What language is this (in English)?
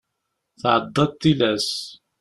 Kabyle